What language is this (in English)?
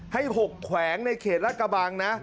Thai